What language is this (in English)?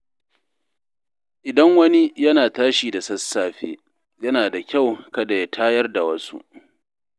Hausa